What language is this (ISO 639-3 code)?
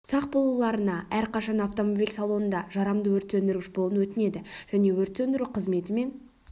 kaz